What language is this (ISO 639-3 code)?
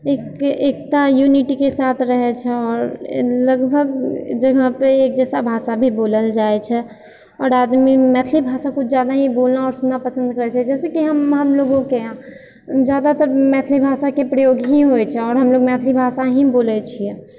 mai